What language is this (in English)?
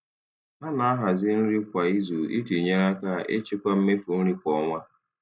Igbo